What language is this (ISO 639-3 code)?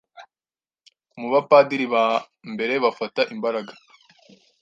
kin